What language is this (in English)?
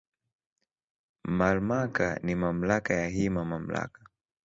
Swahili